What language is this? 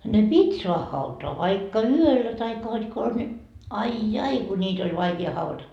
Finnish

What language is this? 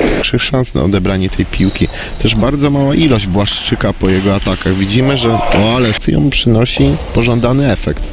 Polish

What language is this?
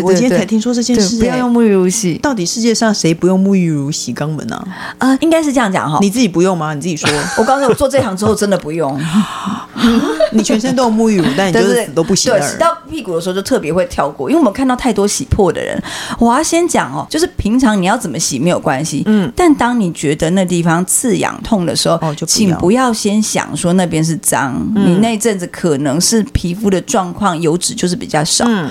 Chinese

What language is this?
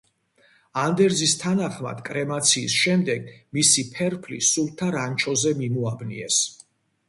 Georgian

